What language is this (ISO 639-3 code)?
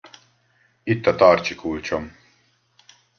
hun